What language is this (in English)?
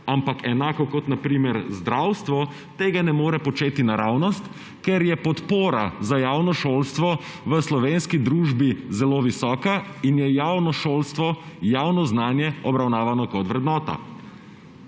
Slovenian